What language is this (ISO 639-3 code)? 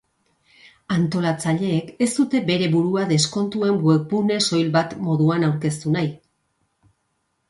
eus